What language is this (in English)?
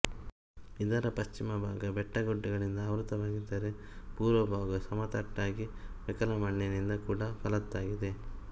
Kannada